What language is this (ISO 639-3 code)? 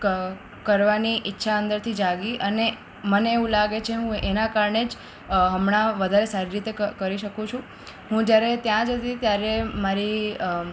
guj